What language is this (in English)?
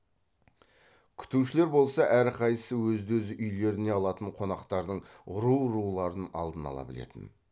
Kazakh